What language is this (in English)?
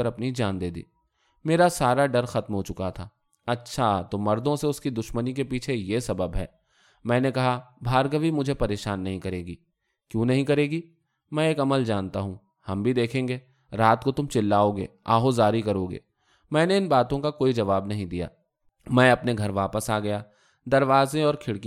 Urdu